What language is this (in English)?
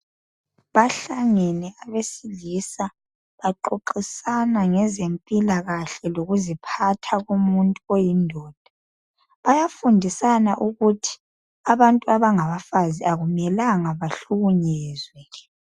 North Ndebele